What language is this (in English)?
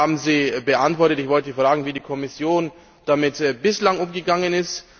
German